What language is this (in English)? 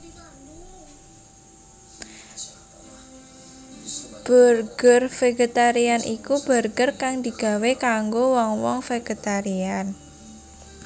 Javanese